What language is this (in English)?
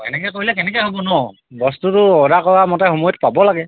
Assamese